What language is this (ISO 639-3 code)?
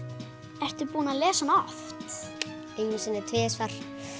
isl